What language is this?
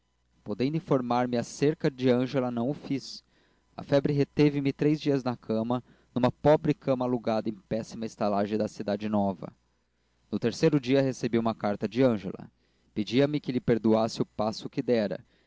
Portuguese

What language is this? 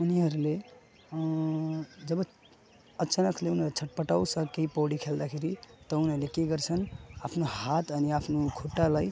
Nepali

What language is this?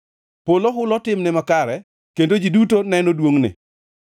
Luo (Kenya and Tanzania)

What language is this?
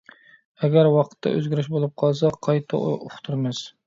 Uyghur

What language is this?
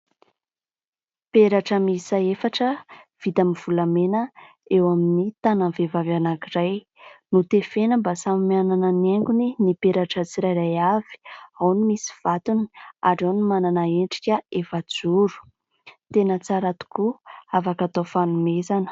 Malagasy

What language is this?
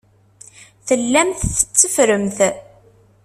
Kabyle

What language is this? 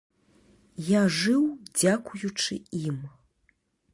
Belarusian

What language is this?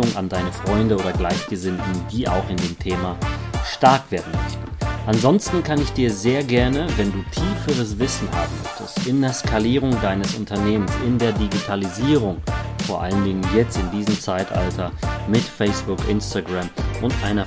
German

